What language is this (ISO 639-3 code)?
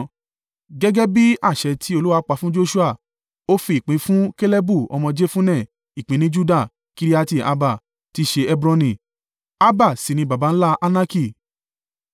yor